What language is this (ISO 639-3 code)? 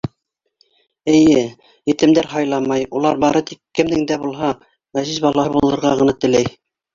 bak